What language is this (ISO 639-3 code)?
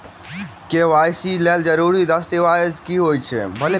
mai